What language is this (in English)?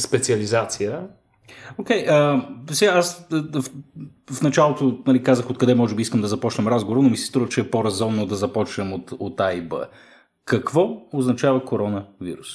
Bulgarian